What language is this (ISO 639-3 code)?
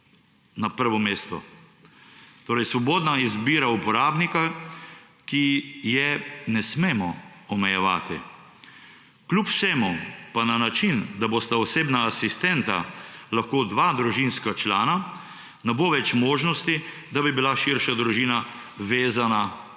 slv